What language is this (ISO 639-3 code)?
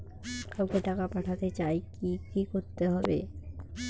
ben